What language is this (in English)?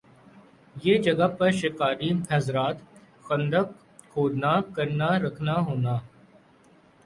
Urdu